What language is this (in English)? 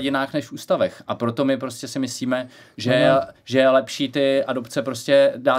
Czech